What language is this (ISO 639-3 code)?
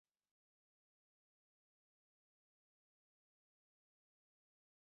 kab